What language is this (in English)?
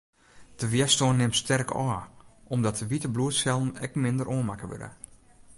Western Frisian